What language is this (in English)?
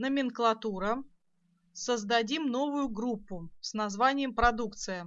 Russian